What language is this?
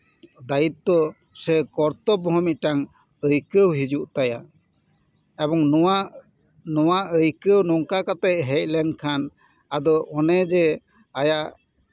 Santali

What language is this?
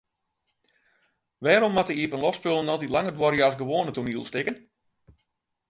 Western Frisian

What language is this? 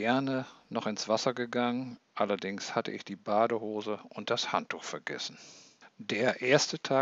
German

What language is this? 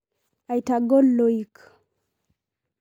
Masai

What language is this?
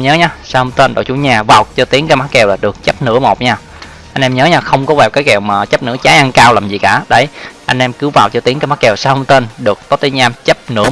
Vietnamese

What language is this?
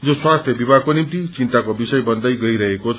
Nepali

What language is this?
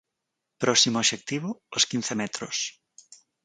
Galician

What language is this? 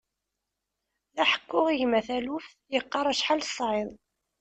Kabyle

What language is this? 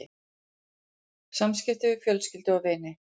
Icelandic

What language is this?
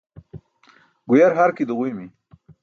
Burushaski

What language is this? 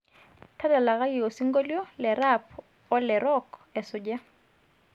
Masai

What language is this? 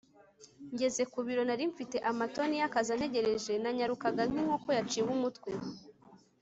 Kinyarwanda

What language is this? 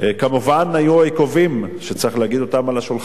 Hebrew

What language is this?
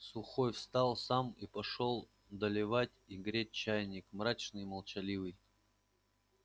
Russian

